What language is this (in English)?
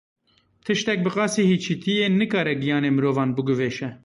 Kurdish